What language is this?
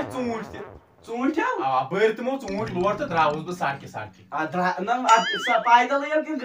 Romanian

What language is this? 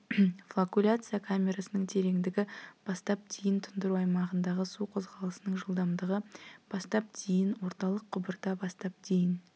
Kazakh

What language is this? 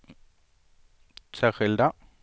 Swedish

